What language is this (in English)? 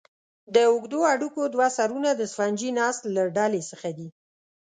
Pashto